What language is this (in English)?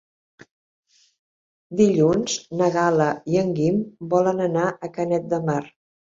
Catalan